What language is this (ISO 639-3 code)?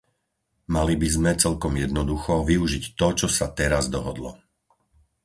slk